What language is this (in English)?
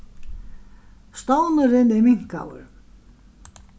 Faroese